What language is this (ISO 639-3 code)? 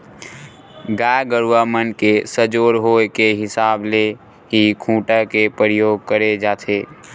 hne